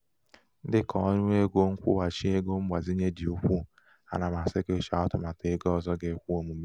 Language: Igbo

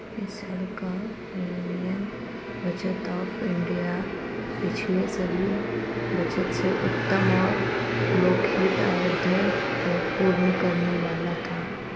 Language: Hindi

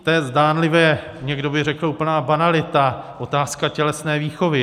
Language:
Czech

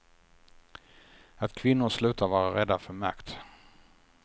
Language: Swedish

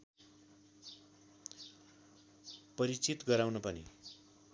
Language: Nepali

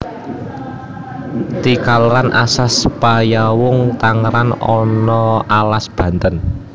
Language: Javanese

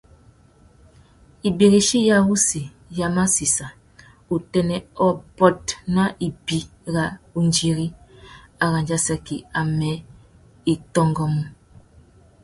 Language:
Tuki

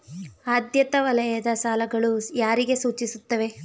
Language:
Kannada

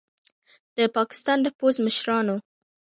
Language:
Pashto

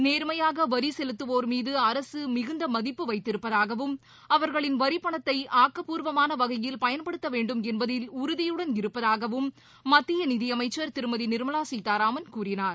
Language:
Tamil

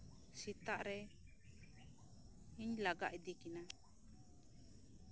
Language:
Santali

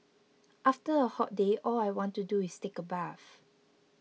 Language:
English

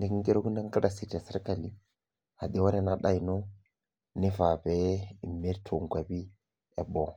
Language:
Masai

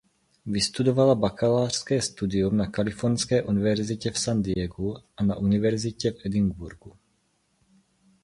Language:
Czech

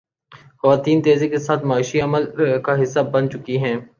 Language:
Urdu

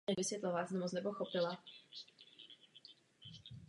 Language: Czech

